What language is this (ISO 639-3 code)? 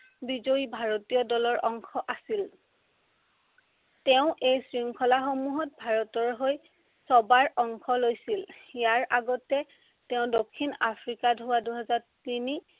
asm